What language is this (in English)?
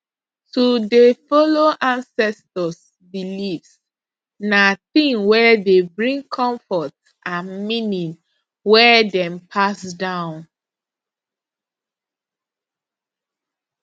Nigerian Pidgin